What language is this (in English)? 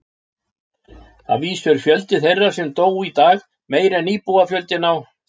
Icelandic